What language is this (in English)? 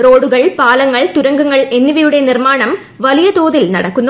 Malayalam